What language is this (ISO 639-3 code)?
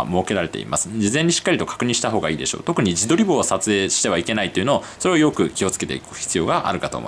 jpn